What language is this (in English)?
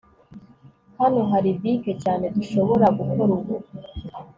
Kinyarwanda